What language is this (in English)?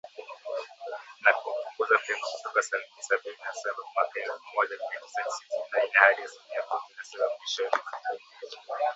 Swahili